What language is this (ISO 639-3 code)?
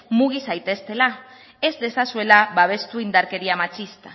eus